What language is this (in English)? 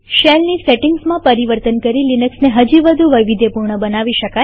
Gujarati